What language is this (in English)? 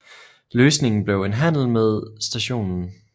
Danish